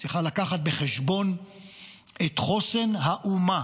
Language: Hebrew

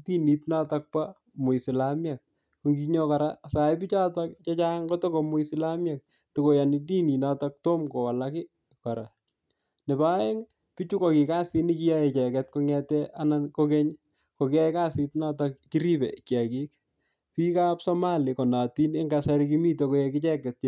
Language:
Kalenjin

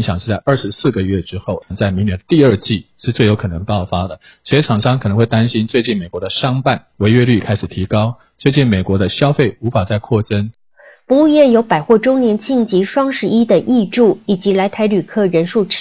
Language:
Chinese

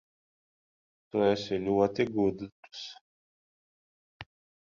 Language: Latvian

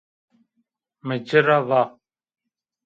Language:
Zaza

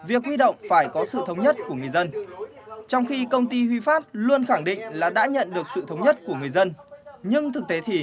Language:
Vietnamese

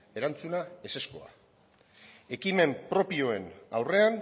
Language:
Basque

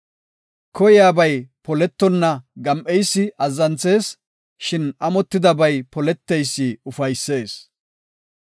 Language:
Gofa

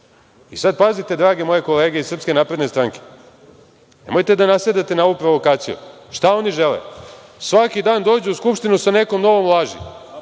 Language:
Serbian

